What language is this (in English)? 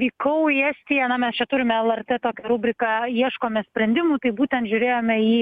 Lithuanian